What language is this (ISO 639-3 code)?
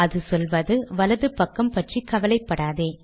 tam